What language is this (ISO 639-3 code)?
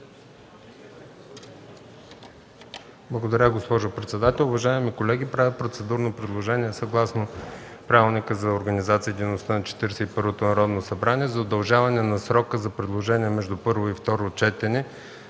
bul